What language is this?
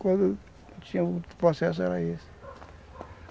Portuguese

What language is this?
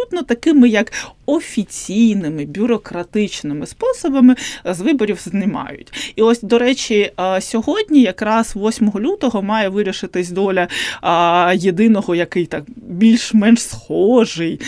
Ukrainian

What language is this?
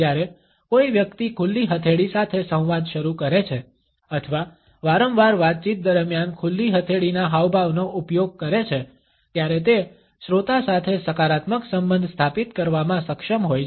Gujarati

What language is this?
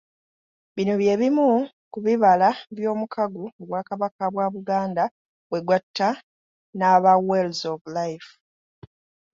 Ganda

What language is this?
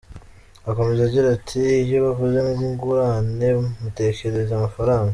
Kinyarwanda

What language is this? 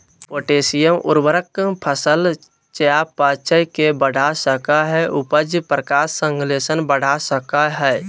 Magahi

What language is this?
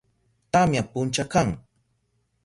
Southern Pastaza Quechua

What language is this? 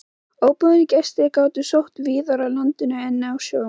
Icelandic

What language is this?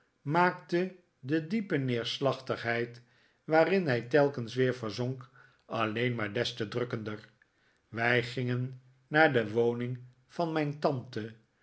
Dutch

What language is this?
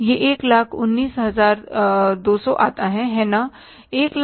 Hindi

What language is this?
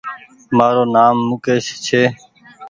Goaria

